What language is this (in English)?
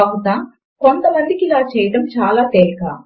Telugu